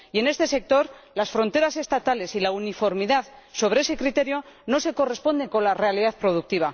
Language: Spanish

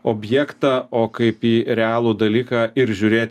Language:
Lithuanian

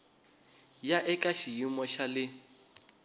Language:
Tsonga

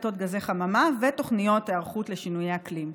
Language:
Hebrew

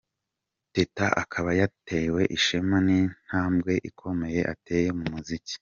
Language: Kinyarwanda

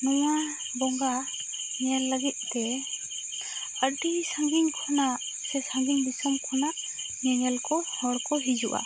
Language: Santali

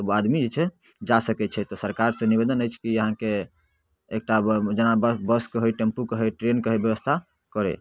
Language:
Maithili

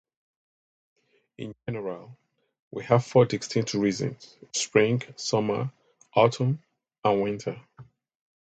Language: English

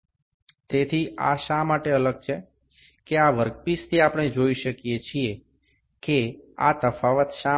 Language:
Gujarati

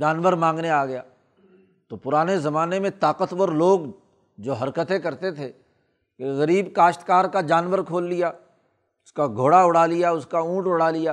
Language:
Urdu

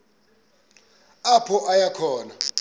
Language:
Xhosa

